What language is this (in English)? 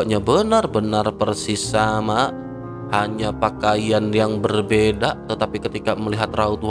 Indonesian